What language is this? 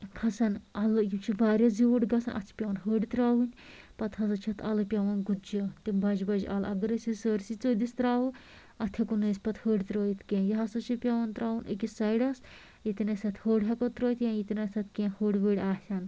Kashmiri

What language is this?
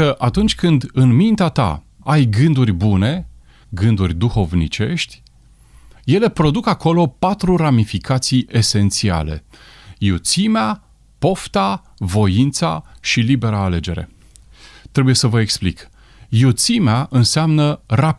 Romanian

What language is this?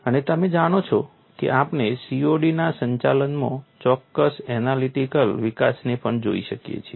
Gujarati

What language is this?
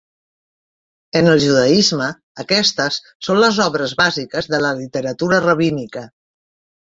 Catalan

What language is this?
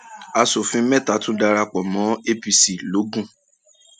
Yoruba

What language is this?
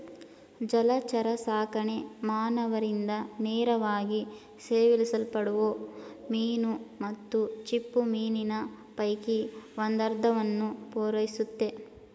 Kannada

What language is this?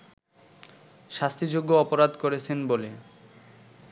Bangla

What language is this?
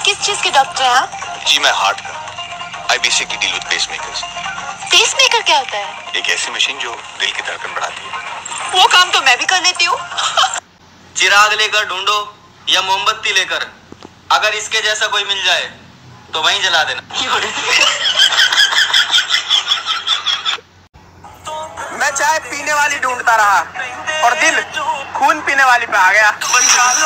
Hindi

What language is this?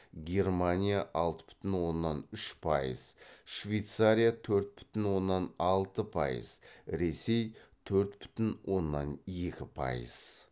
Kazakh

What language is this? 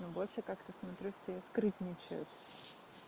Russian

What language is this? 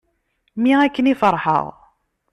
Kabyle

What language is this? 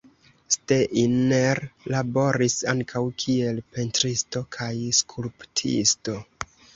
Esperanto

